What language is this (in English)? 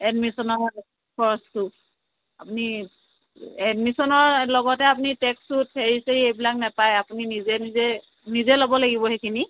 Assamese